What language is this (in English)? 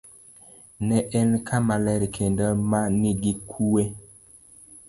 Luo (Kenya and Tanzania)